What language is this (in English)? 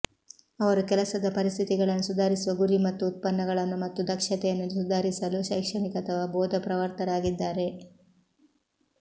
Kannada